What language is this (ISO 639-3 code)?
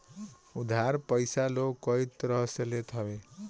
bho